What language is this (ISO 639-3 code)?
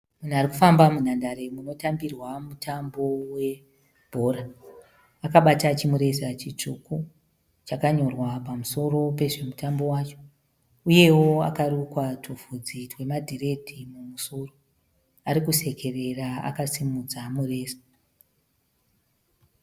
sna